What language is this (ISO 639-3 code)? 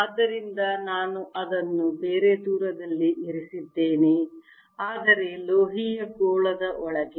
kan